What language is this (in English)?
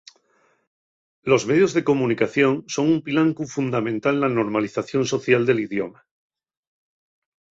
Asturian